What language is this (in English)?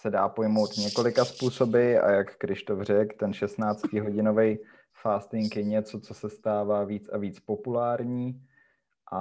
Czech